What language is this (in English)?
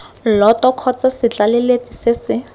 Tswana